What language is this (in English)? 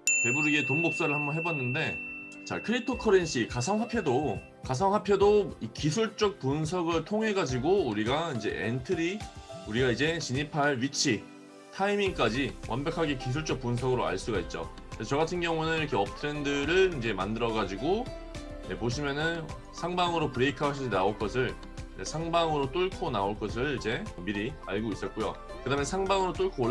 Korean